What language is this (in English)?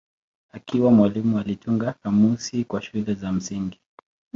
Swahili